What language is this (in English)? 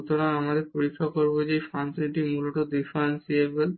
Bangla